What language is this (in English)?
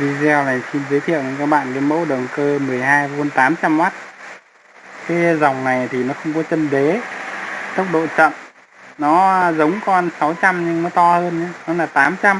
Vietnamese